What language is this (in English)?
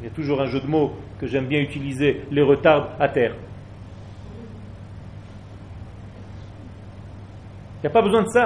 French